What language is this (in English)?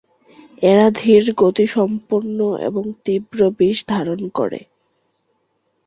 Bangla